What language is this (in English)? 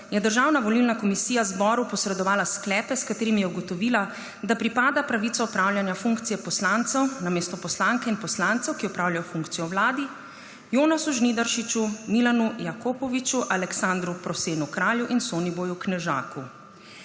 Slovenian